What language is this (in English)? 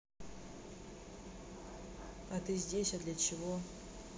Russian